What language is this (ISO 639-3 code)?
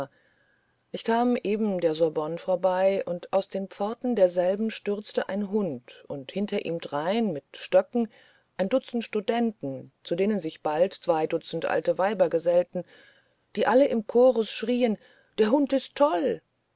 deu